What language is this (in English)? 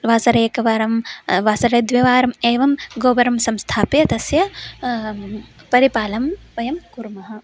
Sanskrit